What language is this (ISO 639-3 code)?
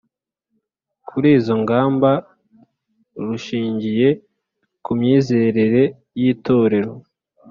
kin